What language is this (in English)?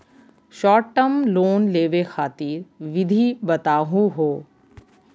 Magahi